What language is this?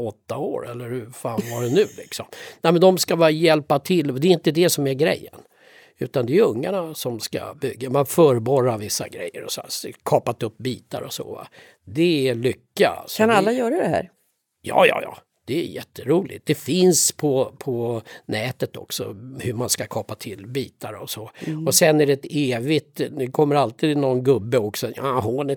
Swedish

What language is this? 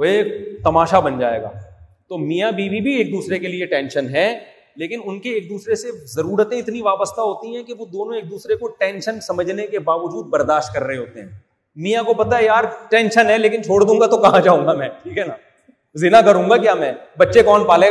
Urdu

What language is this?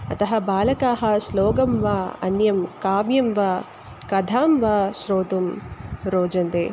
Sanskrit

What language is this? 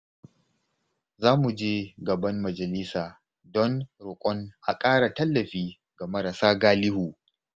Hausa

